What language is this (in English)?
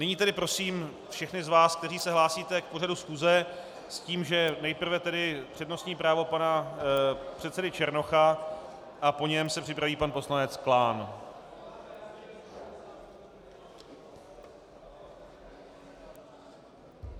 Czech